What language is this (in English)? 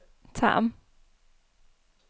Danish